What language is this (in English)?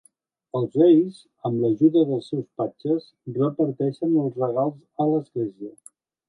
Catalan